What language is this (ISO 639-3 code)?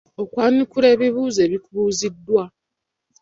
lug